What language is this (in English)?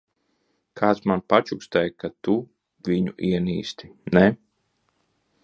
Latvian